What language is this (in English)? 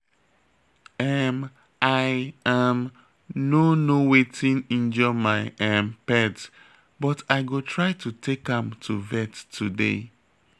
Nigerian Pidgin